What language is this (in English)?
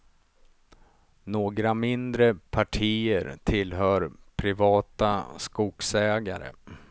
Swedish